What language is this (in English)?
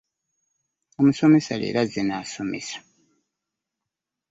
Ganda